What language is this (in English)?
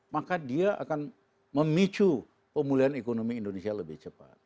Indonesian